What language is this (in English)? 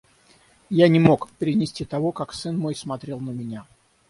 Russian